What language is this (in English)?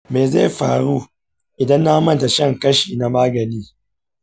Hausa